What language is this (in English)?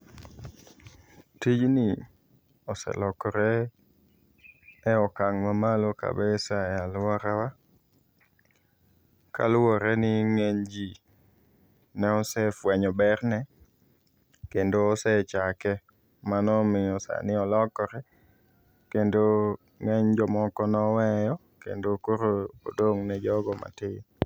Luo (Kenya and Tanzania)